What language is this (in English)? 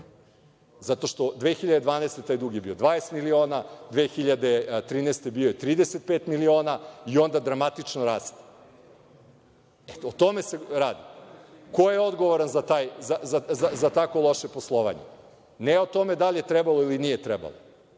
Serbian